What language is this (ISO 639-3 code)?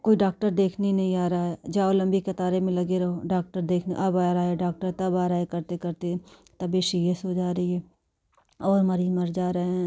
hin